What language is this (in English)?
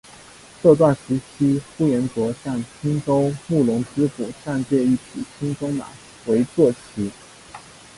Chinese